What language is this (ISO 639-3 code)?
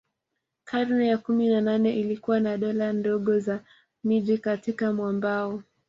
swa